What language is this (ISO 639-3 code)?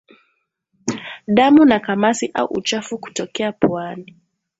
swa